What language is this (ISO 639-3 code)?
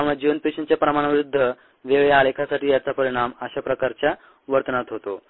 mar